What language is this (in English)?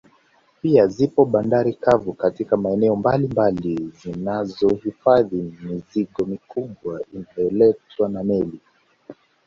Swahili